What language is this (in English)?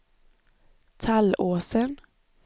Swedish